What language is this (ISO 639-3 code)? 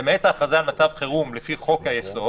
heb